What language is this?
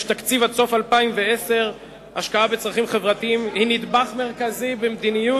Hebrew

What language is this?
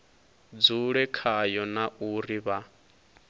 Venda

